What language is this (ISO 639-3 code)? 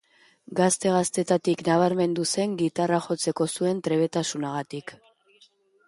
eus